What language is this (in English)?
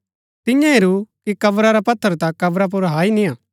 Gaddi